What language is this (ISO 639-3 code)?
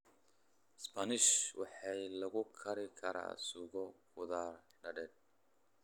som